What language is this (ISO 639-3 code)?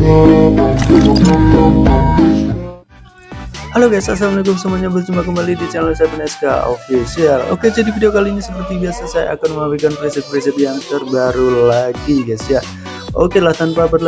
ind